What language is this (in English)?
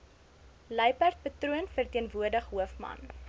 Afrikaans